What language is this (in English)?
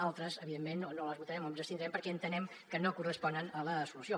Catalan